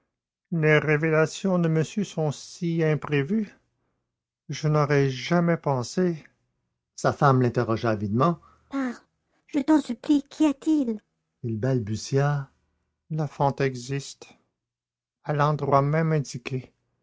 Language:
French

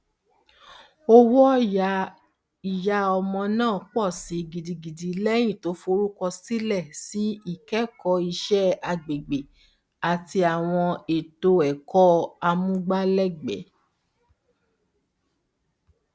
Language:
Yoruba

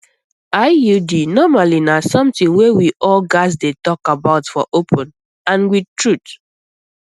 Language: Nigerian Pidgin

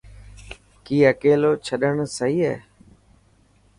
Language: Dhatki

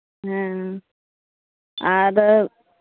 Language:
Santali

